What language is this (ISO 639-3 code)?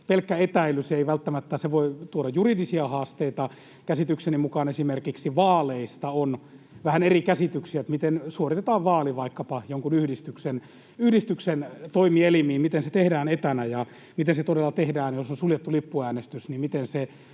fin